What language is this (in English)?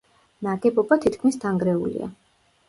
Georgian